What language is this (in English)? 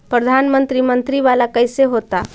Magahi